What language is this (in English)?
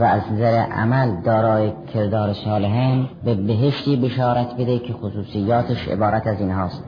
Persian